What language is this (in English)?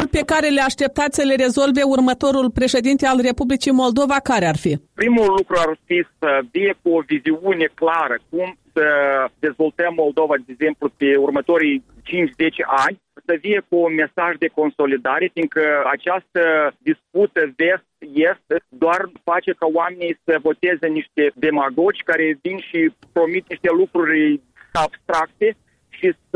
Romanian